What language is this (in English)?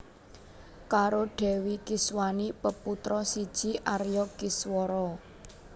Javanese